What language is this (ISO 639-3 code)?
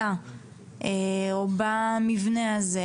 heb